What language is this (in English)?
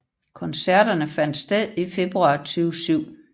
Danish